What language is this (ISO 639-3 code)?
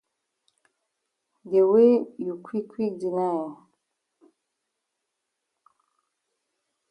wes